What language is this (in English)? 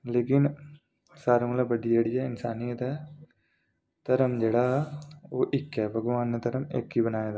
Dogri